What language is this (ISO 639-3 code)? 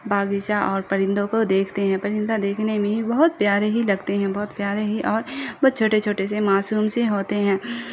urd